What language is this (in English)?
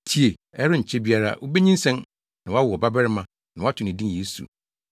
Akan